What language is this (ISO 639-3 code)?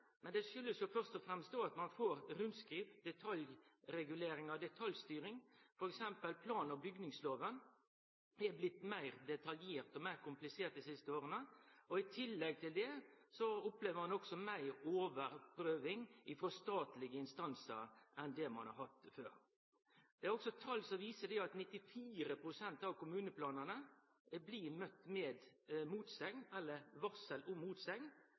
nno